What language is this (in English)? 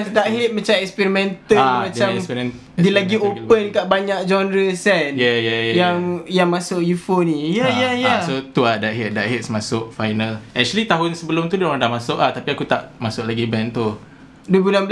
Malay